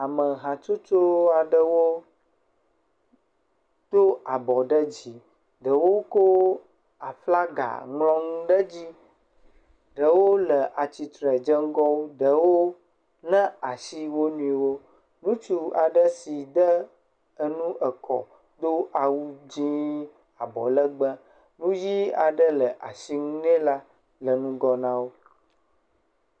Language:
Ewe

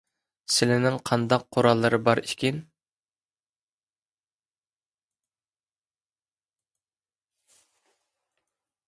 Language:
Uyghur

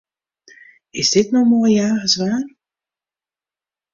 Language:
Western Frisian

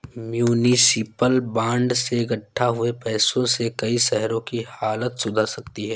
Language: Hindi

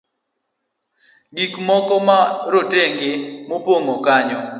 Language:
Luo (Kenya and Tanzania)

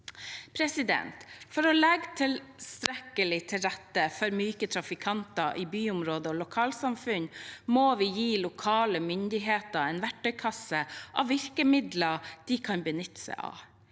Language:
Norwegian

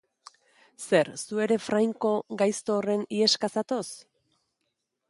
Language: Basque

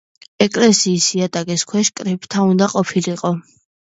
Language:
Georgian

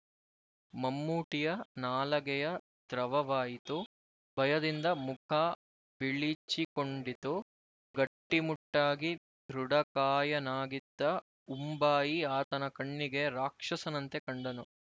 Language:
Kannada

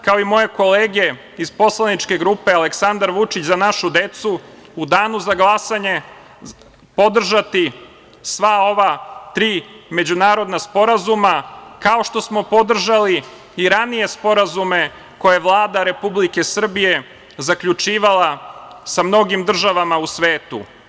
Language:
Serbian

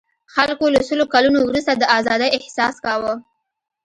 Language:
Pashto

